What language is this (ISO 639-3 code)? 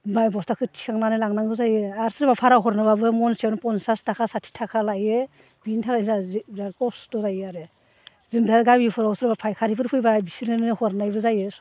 brx